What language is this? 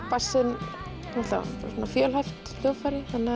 Icelandic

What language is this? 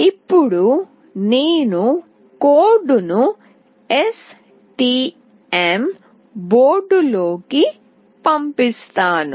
Telugu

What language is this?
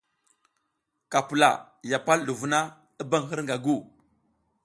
South Giziga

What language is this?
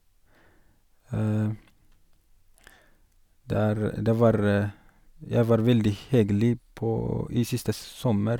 Norwegian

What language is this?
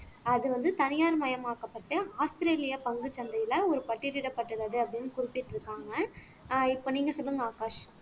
Tamil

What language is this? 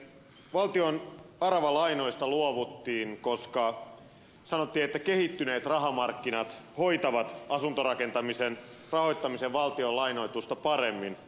Finnish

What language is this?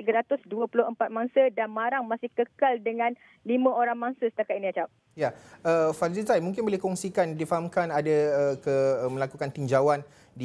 Malay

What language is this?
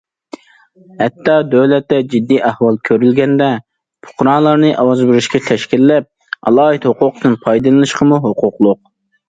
Uyghur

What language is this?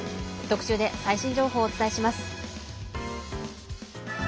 Japanese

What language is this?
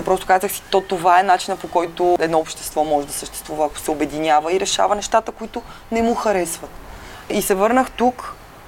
Bulgarian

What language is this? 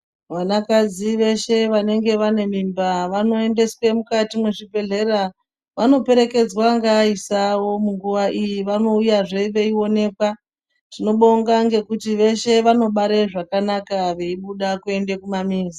Ndau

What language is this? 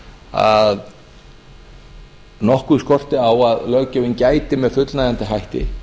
Icelandic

